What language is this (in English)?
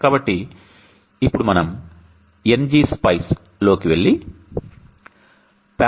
Telugu